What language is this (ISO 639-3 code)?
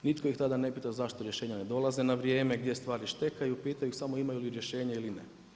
hrv